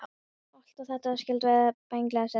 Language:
Icelandic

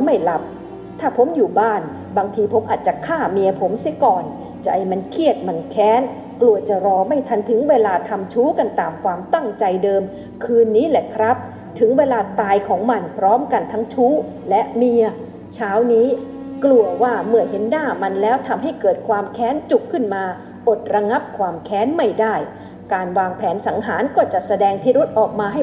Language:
Thai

